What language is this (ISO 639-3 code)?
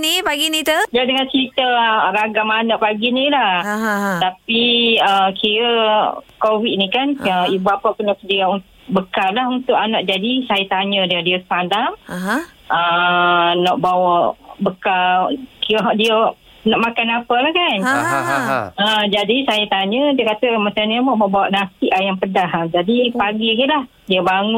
msa